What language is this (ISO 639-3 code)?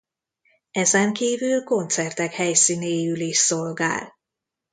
hun